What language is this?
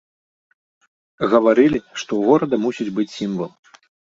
Belarusian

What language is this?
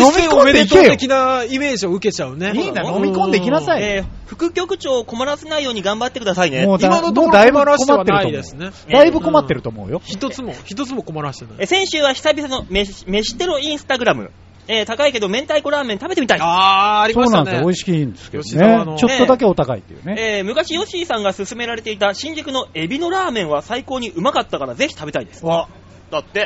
Japanese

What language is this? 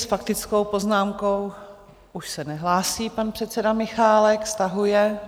Czech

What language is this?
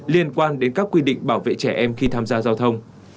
Vietnamese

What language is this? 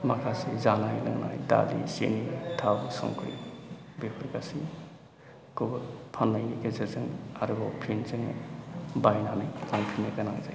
Bodo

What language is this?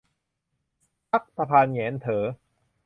Thai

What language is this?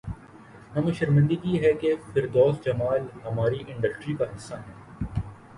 Urdu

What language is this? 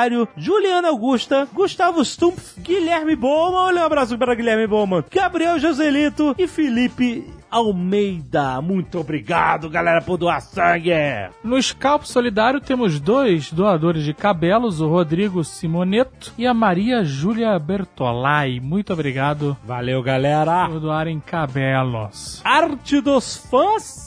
Portuguese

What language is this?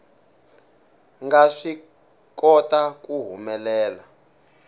Tsonga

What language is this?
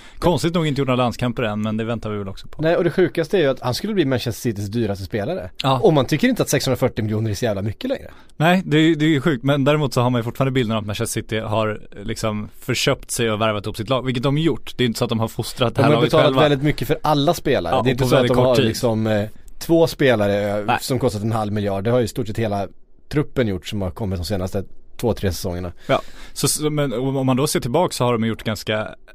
Swedish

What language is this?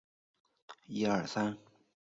Chinese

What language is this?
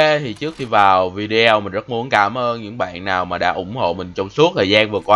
Vietnamese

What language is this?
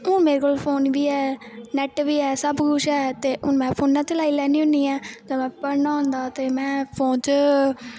Dogri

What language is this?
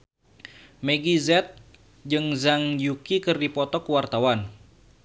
Sundanese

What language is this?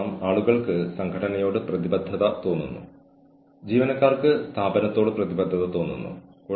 Malayalam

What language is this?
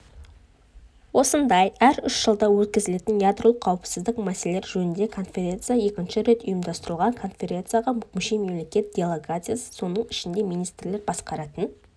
Kazakh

